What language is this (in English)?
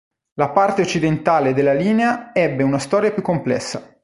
Italian